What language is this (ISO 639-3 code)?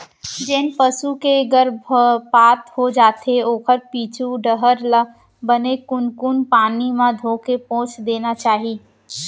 hne